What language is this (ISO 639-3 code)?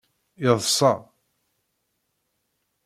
kab